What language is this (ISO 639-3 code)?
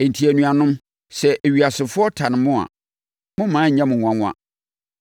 aka